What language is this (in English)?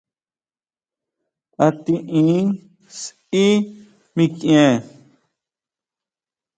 Huautla Mazatec